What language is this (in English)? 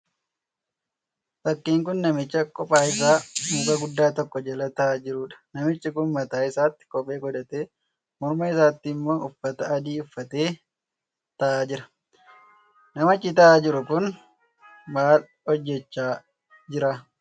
Oromo